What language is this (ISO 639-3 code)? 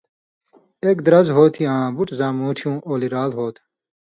mvy